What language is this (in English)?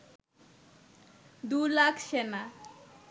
Bangla